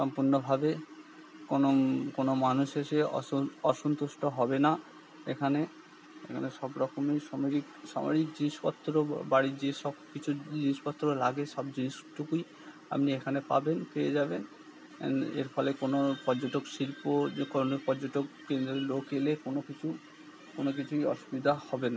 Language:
Bangla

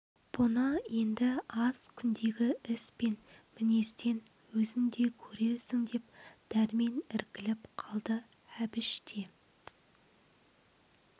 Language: Kazakh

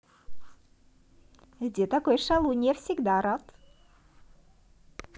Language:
Russian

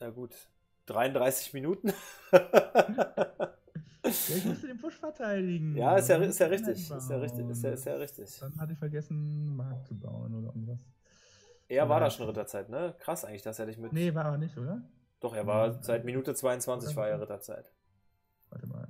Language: German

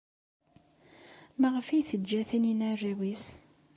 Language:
Kabyle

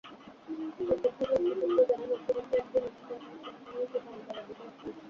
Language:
Bangla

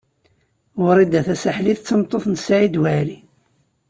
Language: Kabyle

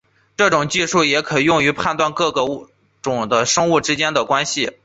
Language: Chinese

